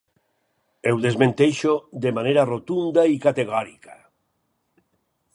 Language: Catalan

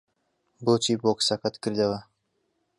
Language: Central Kurdish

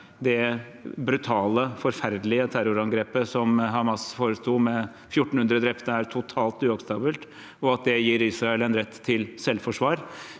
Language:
Norwegian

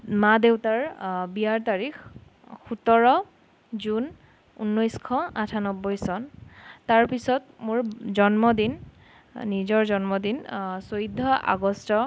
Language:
Assamese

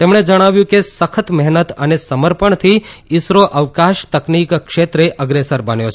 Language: Gujarati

